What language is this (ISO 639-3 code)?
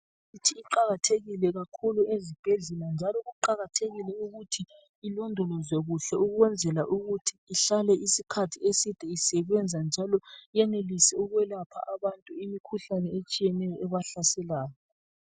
nde